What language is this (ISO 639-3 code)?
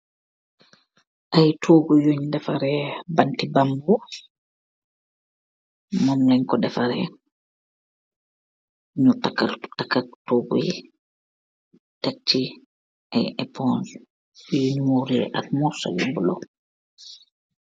wol